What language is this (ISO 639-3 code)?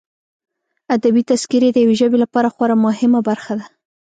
pus